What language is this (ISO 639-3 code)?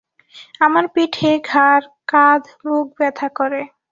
ben